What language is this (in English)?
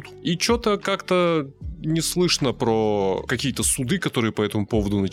Russian